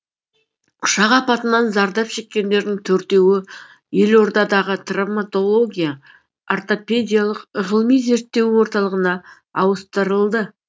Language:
Kazakh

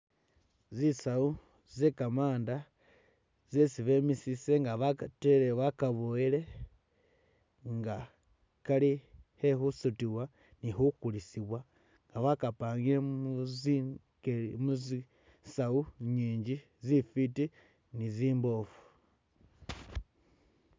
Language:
Masaaba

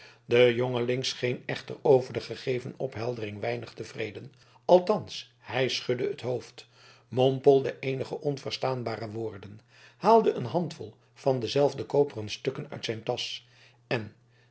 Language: Dutch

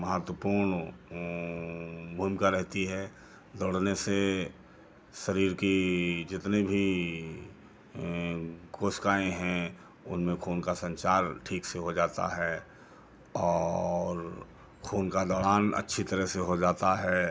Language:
Hindi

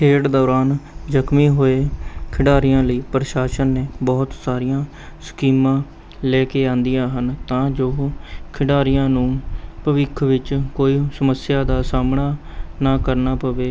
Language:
Punjabi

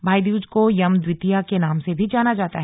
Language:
Hindi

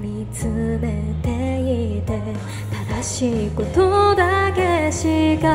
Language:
Japanese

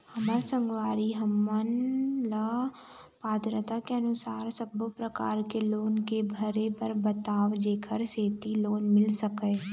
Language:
Chhattisgarhi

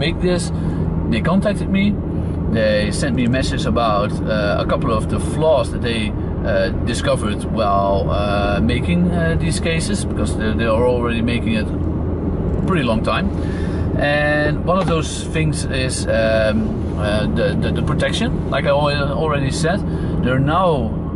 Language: English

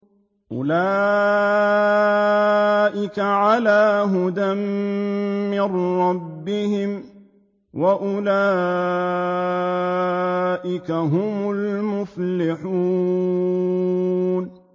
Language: Arabic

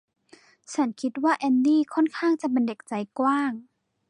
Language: Thai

